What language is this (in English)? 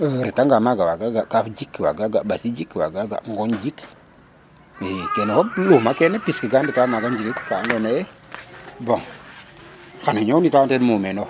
Serer